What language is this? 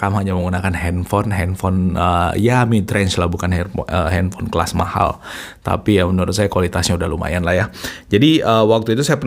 Indonesian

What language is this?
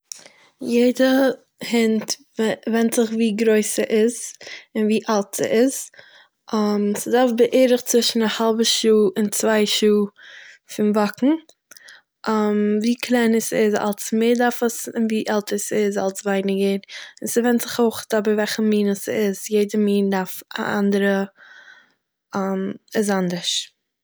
Yiddish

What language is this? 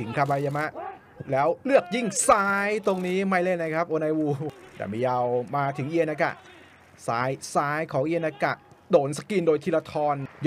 Thai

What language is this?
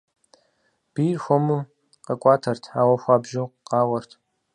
Kabardian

